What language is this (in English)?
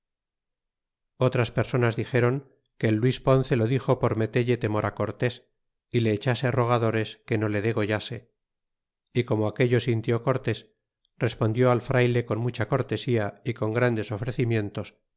Spanish